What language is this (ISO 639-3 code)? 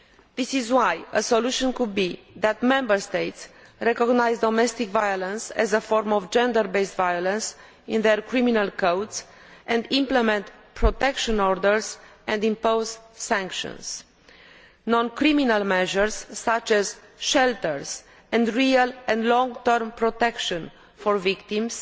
eng